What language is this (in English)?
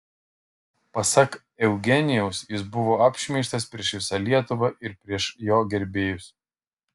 Lithuanian